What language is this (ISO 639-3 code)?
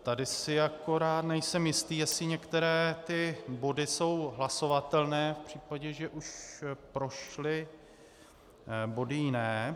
ces